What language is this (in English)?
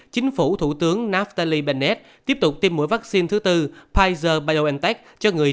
Vietnamese